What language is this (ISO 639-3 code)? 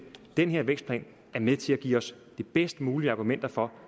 dan